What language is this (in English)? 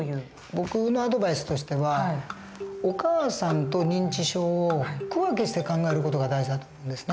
Japanese